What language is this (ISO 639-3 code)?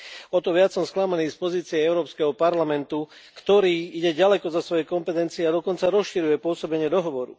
slk